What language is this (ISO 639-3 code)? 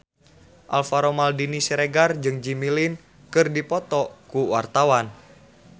sun